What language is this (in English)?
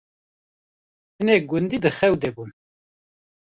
Kurdish